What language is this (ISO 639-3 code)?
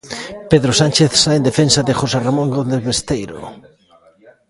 glg